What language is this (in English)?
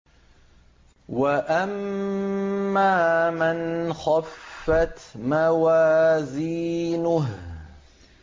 Arabic